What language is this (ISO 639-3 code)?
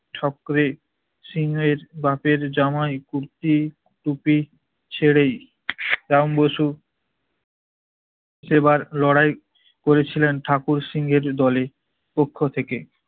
ben